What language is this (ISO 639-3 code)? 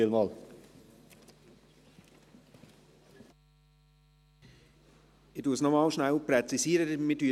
gsw